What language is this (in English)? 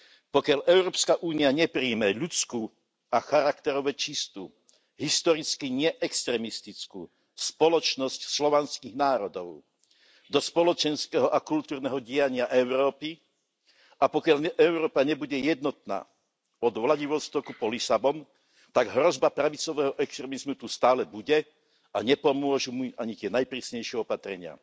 Slovak